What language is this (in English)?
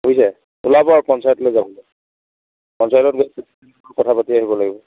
Assamese